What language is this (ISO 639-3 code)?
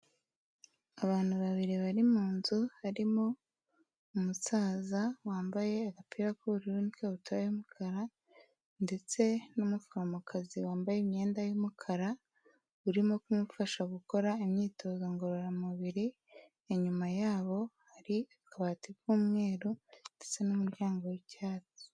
kin